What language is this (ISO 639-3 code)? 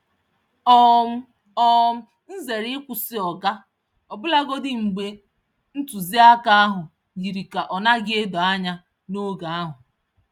ibo